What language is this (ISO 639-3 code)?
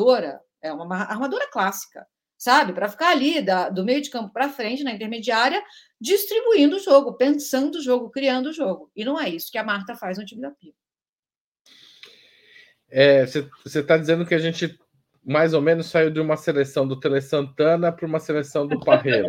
por